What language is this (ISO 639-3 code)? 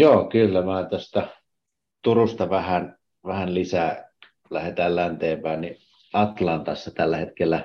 fin